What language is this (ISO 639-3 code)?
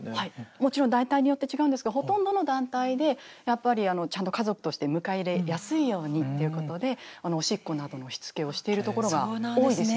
jpn